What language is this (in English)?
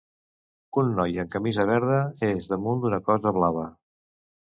Catalan